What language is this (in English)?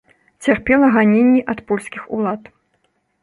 Belarusian